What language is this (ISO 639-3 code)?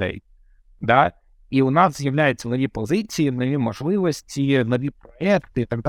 ukr